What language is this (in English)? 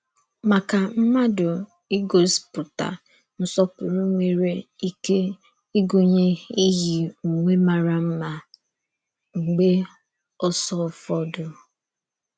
Igbo